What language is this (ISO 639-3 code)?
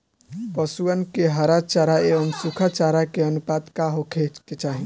bho